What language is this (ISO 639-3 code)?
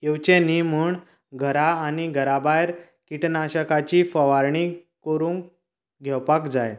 kok